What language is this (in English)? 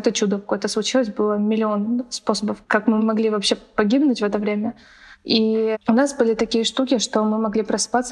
Russian